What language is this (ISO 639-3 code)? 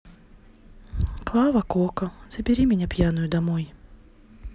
rus